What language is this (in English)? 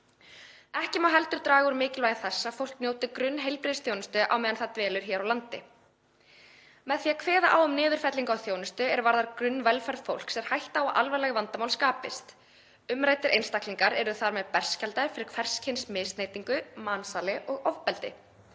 Icelandic